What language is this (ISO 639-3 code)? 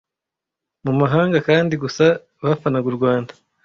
kin